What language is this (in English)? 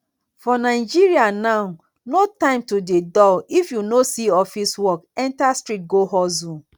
Nigerian Pidgin